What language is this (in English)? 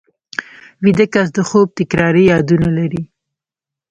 Pashto